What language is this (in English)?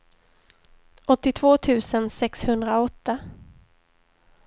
Swedish